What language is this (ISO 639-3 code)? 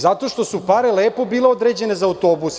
srp